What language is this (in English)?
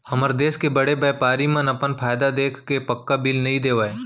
Chhattisgarhi